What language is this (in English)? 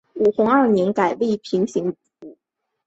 Chinese